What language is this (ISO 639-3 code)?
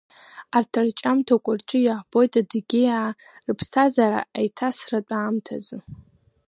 abk